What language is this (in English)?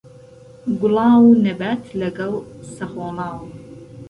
Central Kurdish